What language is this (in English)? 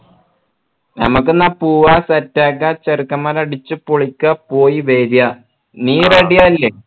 Malayalam